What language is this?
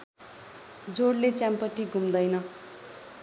Nepali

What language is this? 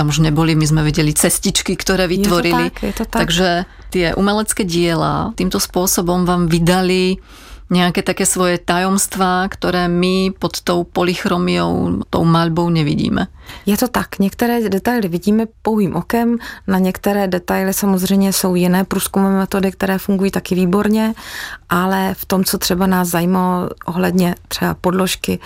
Czech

